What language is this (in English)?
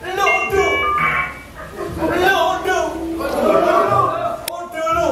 Indonesian